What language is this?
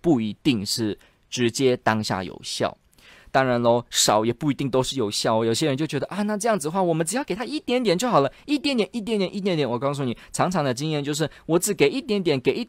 Chinese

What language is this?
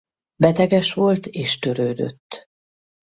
Hungarian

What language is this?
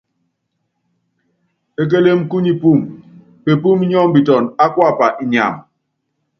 Yangben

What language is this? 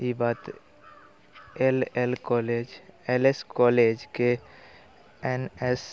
Maithili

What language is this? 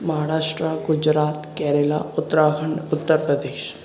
Sindhi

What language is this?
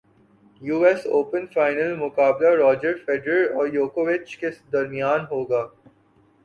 Urdu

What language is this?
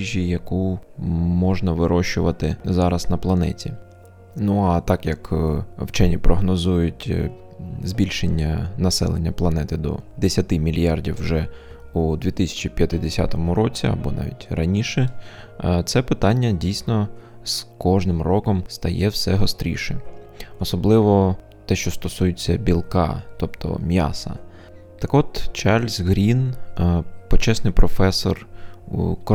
Ukrainian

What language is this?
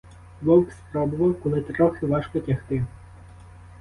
Ukrainian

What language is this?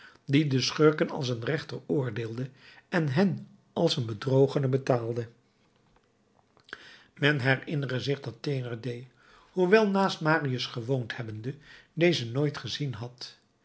Dutch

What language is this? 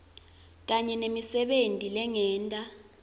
Swati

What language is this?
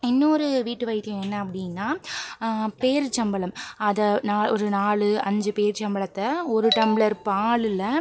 Tamil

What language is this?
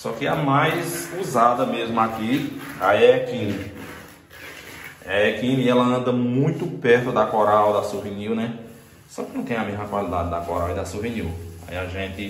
Portuguese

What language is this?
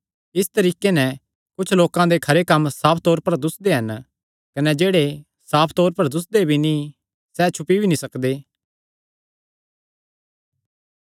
Kangri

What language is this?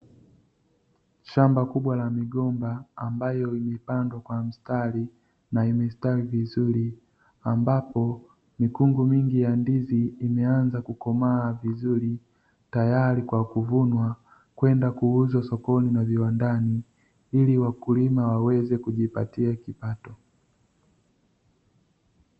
Swahili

